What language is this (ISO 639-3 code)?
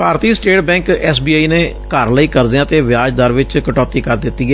pan